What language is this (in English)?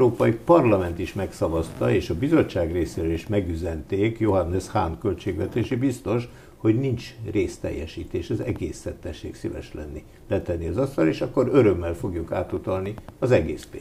Hungarian